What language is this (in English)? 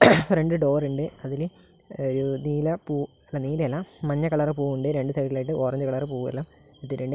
Malayalam